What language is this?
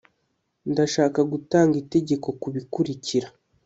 Kinyarwanda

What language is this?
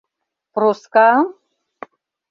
Mari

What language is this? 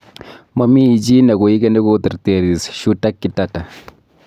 Kalenjin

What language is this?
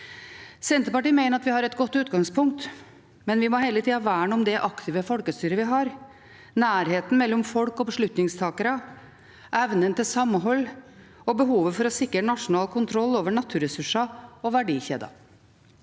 Norwegian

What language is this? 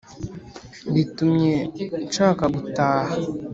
Kinyarwanda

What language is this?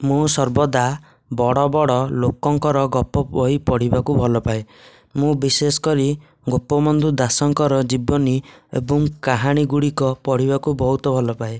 Odia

